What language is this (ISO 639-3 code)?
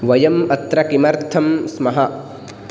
san